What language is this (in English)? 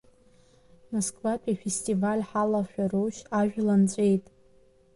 Abkhazian